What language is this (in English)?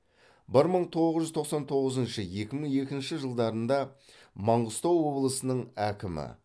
Kazakh